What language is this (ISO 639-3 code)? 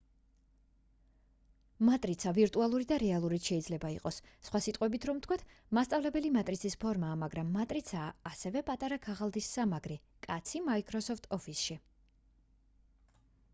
kat